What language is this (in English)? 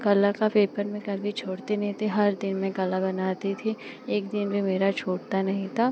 Hindi